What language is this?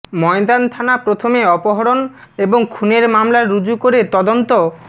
Bangla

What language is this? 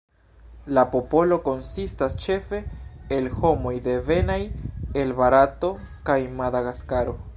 Esperanto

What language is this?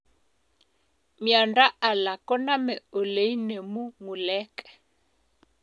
Kalenjin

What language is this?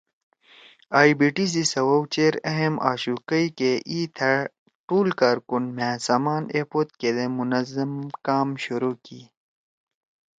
Torwali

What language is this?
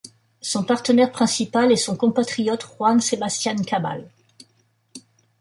French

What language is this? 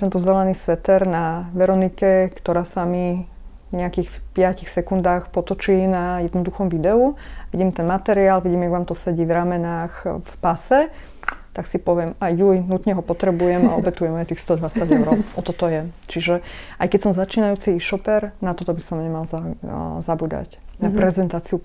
Slovak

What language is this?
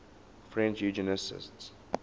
English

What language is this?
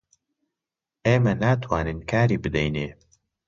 Central Kurdish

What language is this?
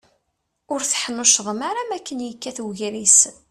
Kabyle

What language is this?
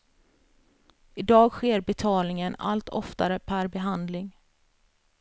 Swedish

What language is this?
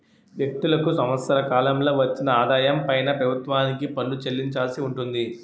Telugu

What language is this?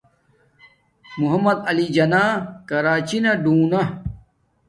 Domaaki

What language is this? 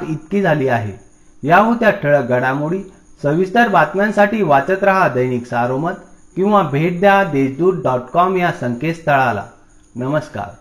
Marathi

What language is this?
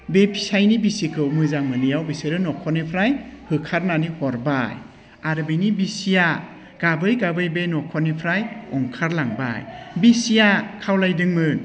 Bodo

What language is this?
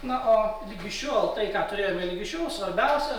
Lithuanian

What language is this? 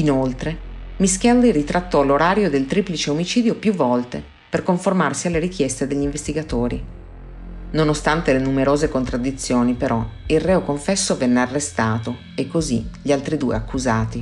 Italian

